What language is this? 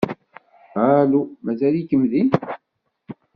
Kabyle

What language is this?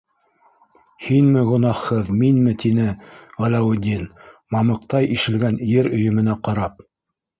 Bashkir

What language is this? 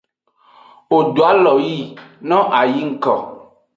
Aja (Benin)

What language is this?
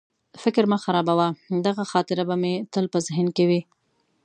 Pashto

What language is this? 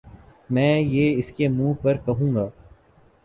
Urdu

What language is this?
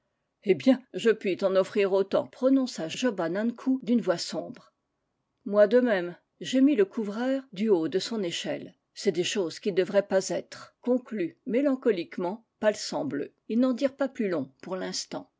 French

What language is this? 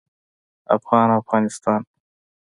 Pashto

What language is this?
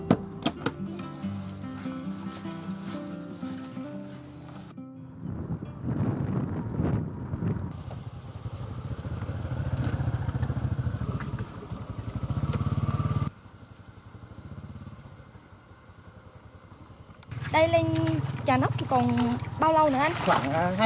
Vietnamese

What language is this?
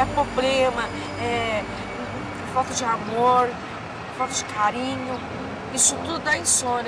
Portuguese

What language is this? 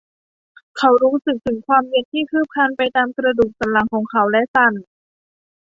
Thai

